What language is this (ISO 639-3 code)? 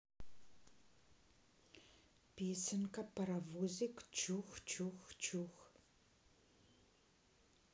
rus